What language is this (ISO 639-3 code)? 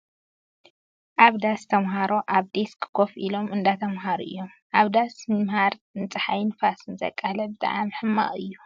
tir